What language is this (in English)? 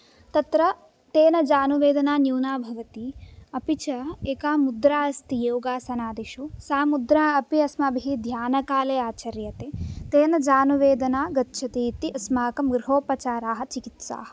Sanskrit